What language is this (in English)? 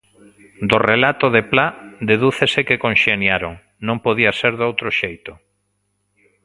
Galician